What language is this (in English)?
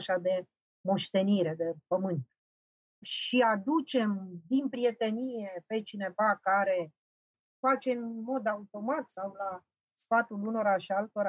Romanian